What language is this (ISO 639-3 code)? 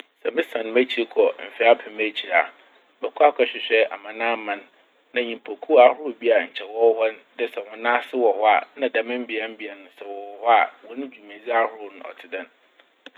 aka